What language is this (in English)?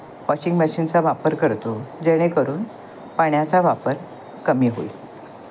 Marathi